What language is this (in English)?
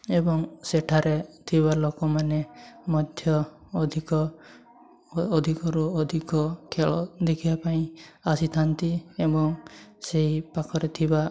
Odia